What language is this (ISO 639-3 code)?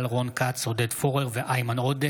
heb